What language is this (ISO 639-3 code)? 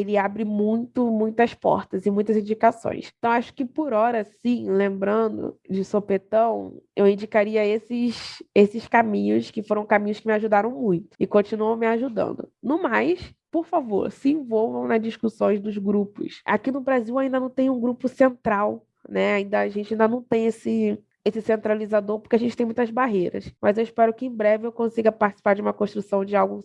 por